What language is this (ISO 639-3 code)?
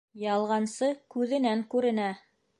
bak